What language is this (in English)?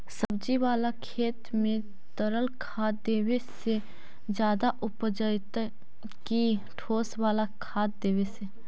Magahi